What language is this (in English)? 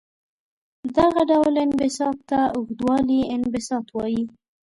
Pashto